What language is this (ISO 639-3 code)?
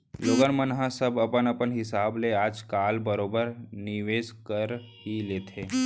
hne